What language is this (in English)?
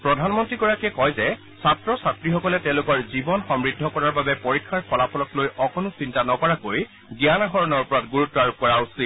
Assamese